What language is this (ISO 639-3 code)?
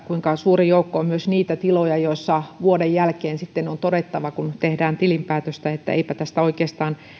fin